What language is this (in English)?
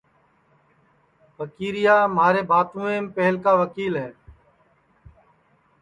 Sansi